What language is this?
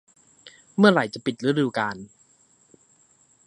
Thai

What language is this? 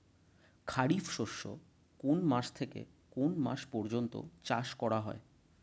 Bangla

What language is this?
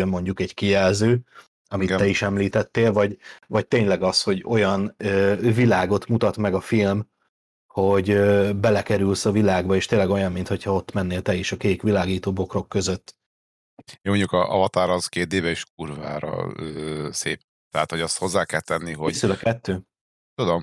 Hungarian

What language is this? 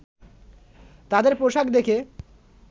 Bangla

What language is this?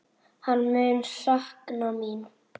Icelandic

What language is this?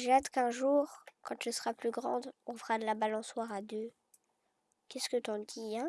French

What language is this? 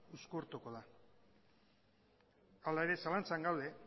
Basque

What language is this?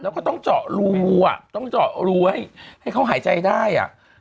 Thai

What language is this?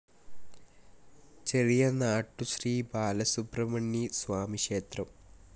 Malayalam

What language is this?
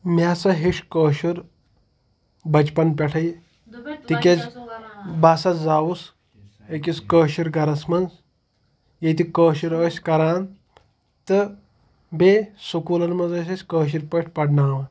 Kashmiri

